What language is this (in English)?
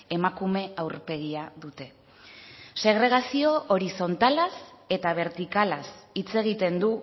Basque